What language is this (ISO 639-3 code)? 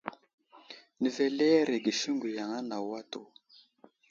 udl